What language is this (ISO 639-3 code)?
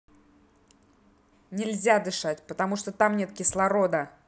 rus